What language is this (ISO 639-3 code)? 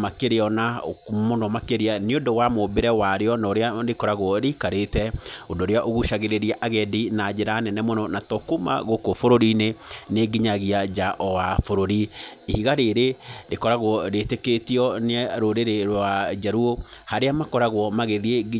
kik